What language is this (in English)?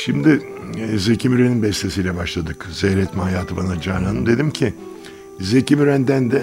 Turkish